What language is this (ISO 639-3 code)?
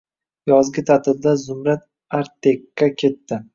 uzb